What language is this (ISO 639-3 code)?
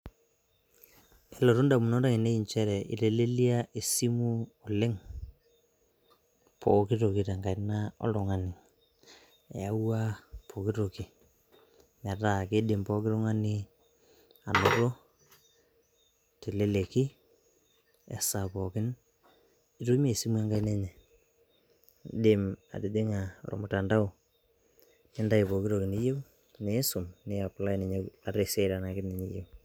mas